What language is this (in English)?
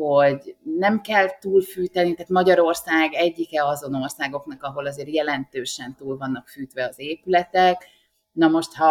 Hungarian